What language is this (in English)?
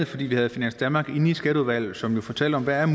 Danish